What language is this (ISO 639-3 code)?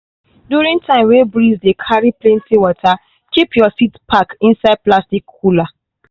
pcm